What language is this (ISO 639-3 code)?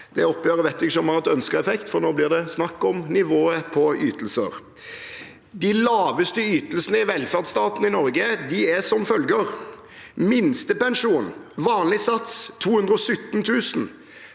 nor